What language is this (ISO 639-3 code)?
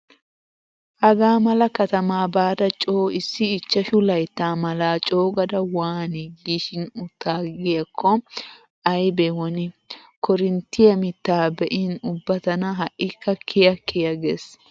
wal